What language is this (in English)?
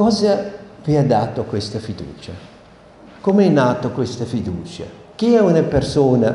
Italian